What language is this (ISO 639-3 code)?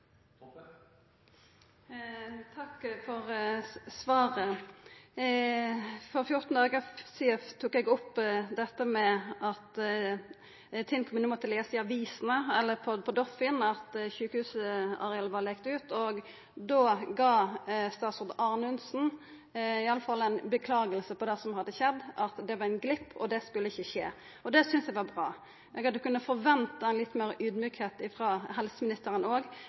nor